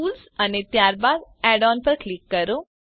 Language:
Gujarati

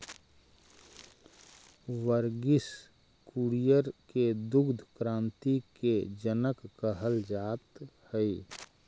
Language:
Magahi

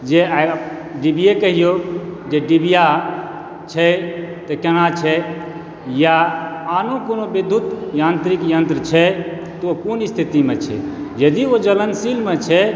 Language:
Maithili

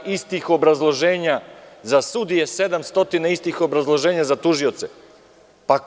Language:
Serbian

